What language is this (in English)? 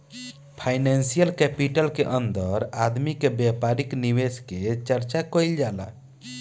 Bhojpuri